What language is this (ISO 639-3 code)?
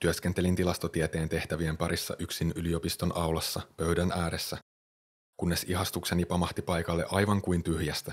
fin